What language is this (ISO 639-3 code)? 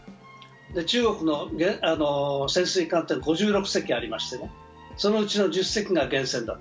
jpn